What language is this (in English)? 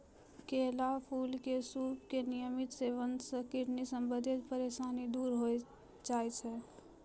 Maithili